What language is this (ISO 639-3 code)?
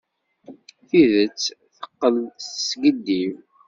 kab